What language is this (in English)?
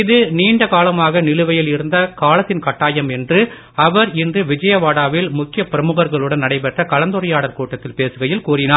Tamil